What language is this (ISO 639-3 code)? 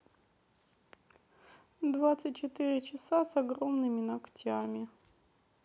rus